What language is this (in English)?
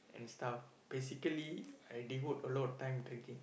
English